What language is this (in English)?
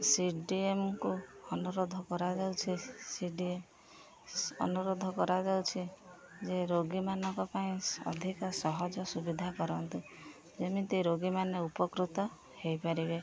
Odia